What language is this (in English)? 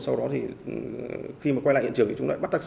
Vietnamese